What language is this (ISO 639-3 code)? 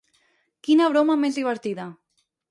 cat